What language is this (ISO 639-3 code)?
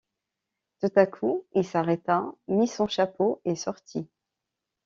fra